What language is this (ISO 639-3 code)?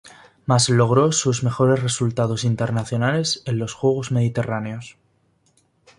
spa